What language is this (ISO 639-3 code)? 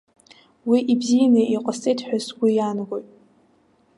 abk